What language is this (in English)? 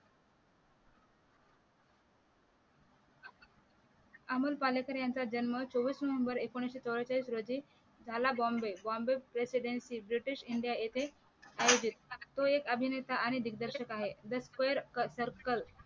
Marathi